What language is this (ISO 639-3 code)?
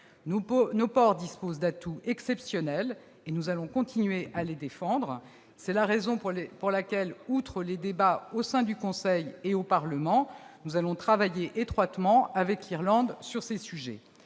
fra